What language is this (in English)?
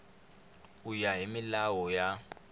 Tsonga